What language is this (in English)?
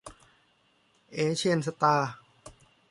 Thai